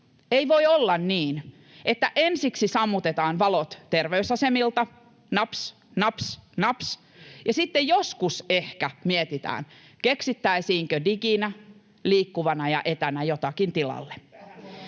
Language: Finnish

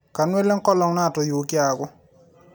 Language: Masai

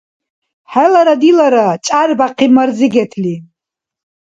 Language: Dargwa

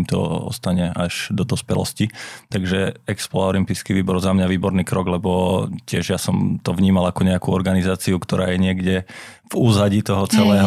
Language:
Slovak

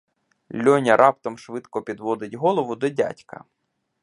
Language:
Ukrainian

